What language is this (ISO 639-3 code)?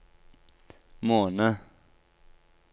nor